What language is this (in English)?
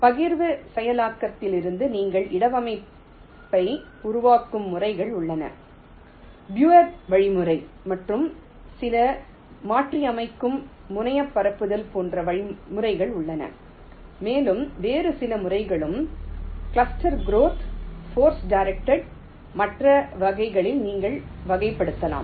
Tamil